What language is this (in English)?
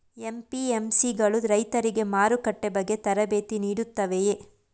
Kannada